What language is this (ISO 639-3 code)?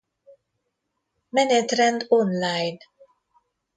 hun